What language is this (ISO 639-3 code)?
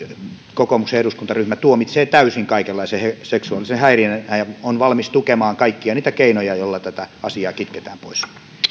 fin